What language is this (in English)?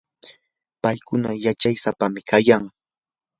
Yanahuanca Pasco Quechua